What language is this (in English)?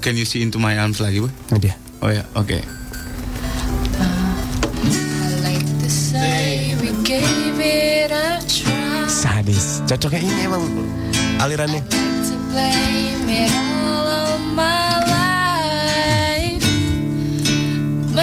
Indonesian